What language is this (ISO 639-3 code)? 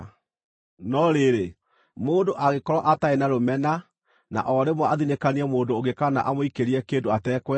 kik